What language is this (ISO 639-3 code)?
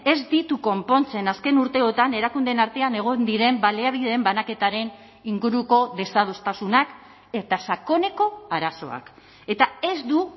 eus